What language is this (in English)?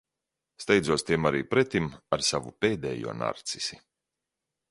Latvian